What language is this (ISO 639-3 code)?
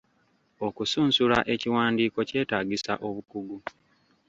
lug